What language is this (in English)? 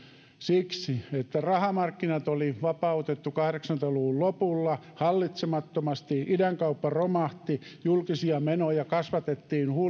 Finnish